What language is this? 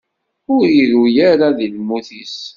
Kabyle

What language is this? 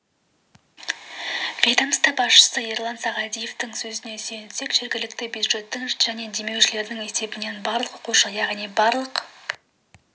Kazakh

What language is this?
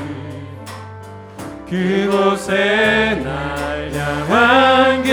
Korean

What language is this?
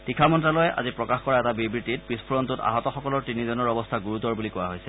Assamese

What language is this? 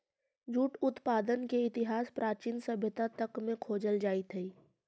Magahi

